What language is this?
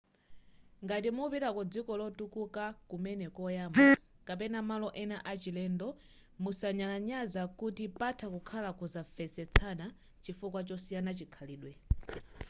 Nyanja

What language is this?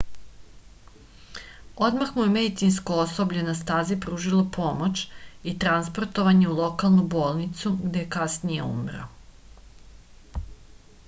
Serbian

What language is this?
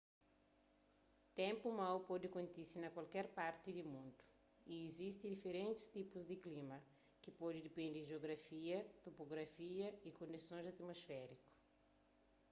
Kabuverdianu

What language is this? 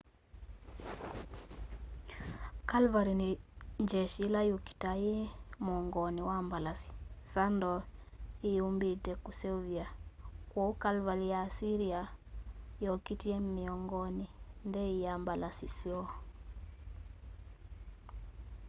Kamba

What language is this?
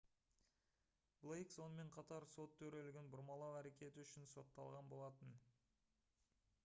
Kazakh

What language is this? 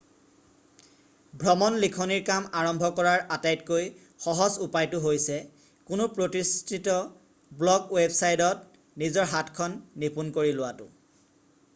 Assamese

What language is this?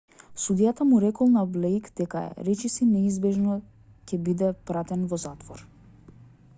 Macedonian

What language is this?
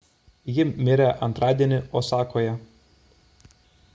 Lithuanian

